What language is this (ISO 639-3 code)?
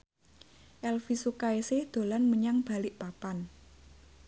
jav